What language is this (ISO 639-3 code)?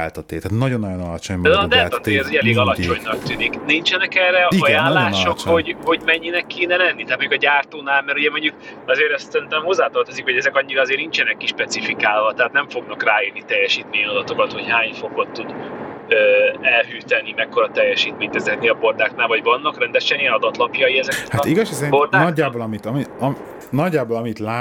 hun